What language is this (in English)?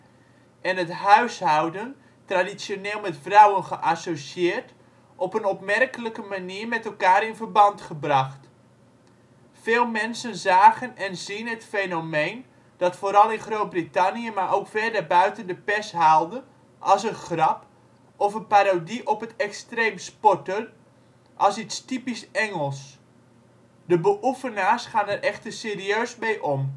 Dutch